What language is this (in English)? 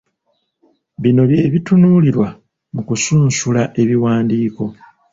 Ganda